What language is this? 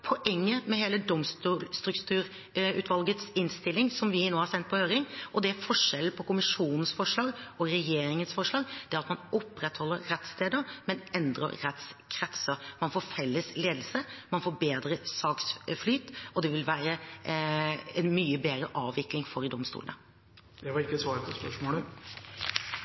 Norwegian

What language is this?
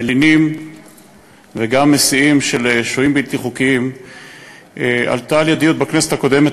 Hebrew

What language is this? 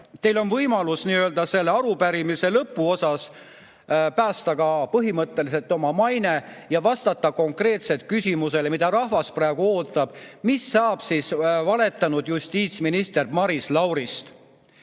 Estonian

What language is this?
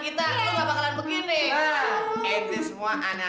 Indonesian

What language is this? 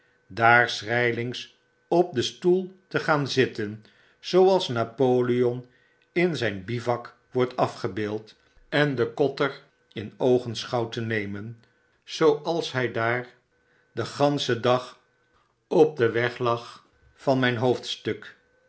Dutch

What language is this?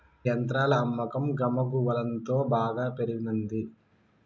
Telugu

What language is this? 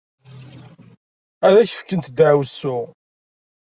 Kabyle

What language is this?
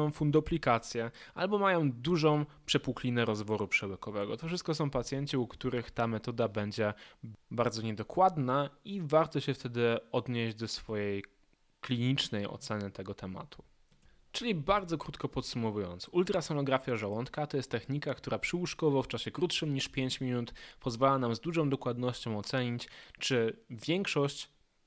Polish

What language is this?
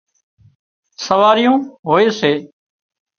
Wadiyara Koli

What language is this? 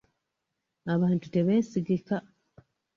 Ganda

